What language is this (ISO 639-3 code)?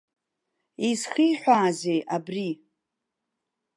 abk